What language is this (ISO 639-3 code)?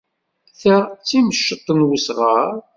kab